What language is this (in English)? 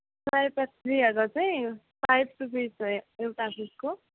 Nepali